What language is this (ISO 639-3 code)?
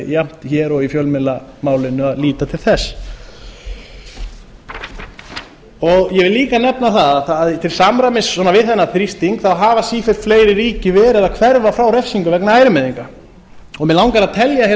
isl